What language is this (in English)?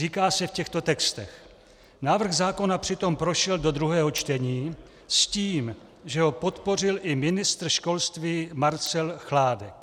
Czech